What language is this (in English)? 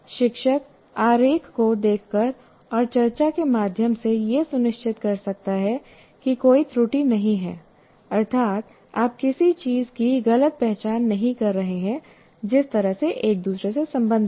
Hindi